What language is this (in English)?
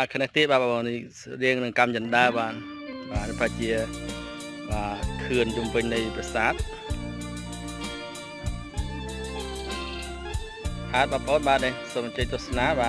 Thai